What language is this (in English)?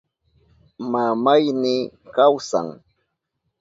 Southern Pastaza Quechua